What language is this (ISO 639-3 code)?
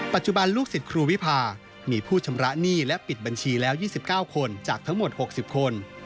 tha